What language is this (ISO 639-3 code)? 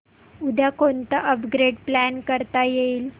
mar